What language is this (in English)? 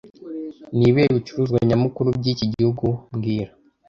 Kinyarwanda